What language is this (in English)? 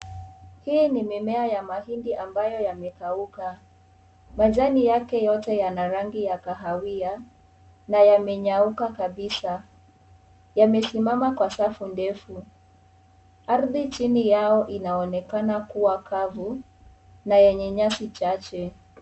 Swahili